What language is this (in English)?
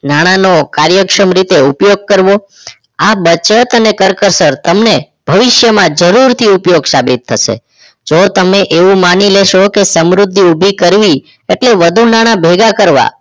Gujarati